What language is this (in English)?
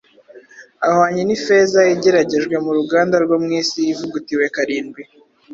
Kinyarwanda